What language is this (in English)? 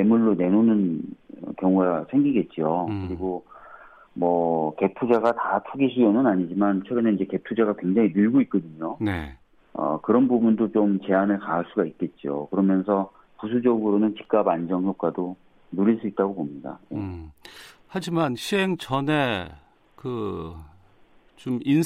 Korean